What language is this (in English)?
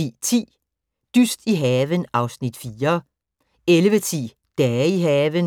Danish